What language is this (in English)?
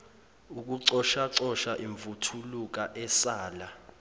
Zulu